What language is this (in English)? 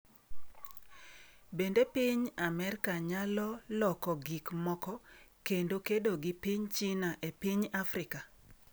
Luo (Kenya and Tanzania)